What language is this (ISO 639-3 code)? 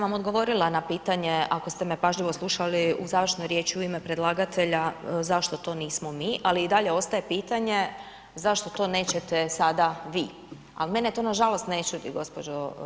hrv